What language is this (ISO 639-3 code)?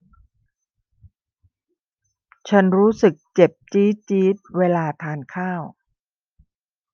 tha